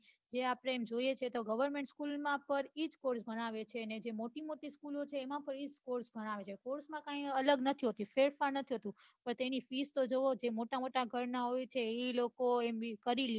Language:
Gujarati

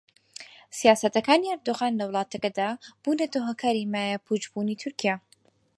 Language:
Central Kurdish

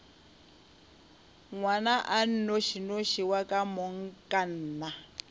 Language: Northern Sotho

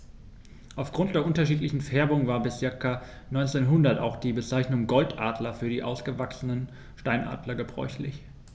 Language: German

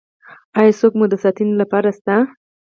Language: Pashto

